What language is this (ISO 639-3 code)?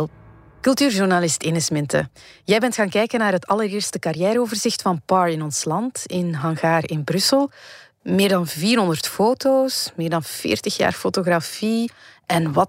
nld